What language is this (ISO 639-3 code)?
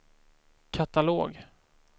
swe